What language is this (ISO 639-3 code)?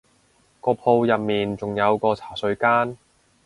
yue